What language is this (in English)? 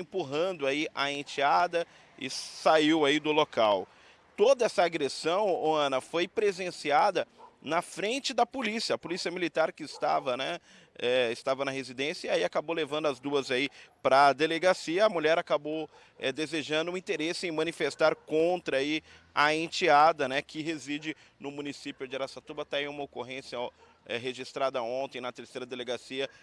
Portuguese